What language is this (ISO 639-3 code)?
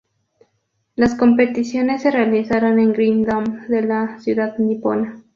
spa